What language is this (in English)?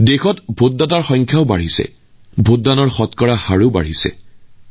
Assamese